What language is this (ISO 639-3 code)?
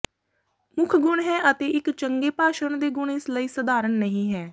pan